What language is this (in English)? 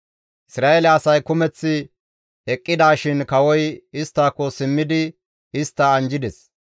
Gamo